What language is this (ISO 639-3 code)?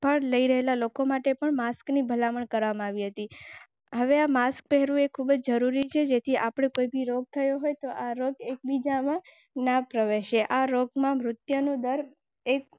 guj